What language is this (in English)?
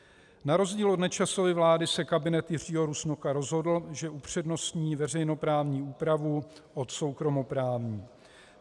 Czech